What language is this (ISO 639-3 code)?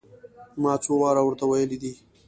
pus